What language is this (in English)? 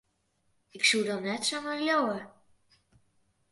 Western Frisian